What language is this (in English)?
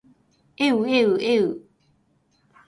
Japanese